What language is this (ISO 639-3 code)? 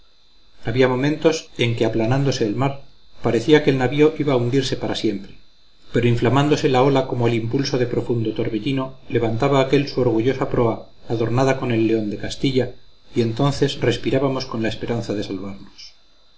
spa